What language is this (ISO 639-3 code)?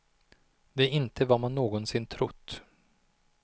swe